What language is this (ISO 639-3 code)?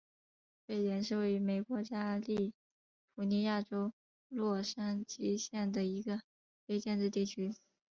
zho